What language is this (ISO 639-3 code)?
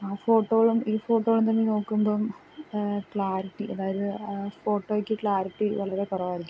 mal